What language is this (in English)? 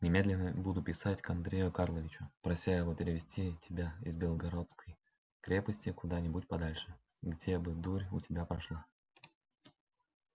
Russian